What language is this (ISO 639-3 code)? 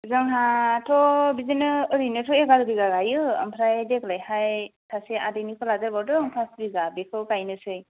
brx